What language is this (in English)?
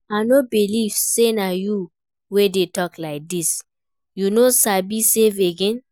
Nigerian Pidgin